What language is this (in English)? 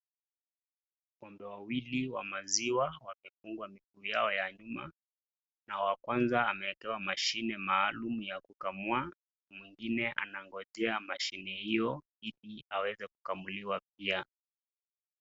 Swahili